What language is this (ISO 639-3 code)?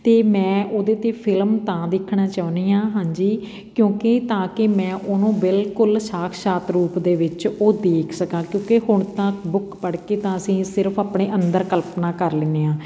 pan